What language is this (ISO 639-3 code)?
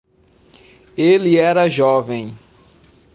por